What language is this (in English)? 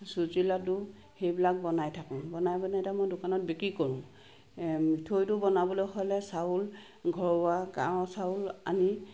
Assamese